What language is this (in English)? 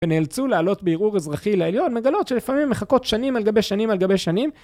Hebrew